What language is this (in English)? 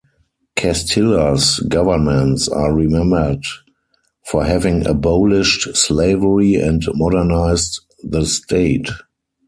English